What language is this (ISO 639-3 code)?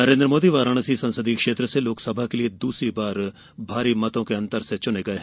hin